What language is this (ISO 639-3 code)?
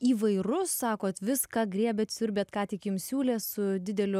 lit